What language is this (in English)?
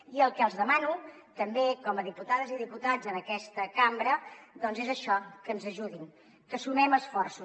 Catalan